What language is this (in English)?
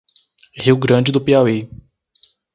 Portuguese